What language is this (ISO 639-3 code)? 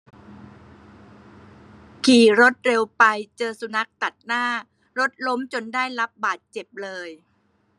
tha